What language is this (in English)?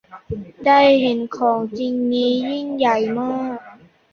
Thai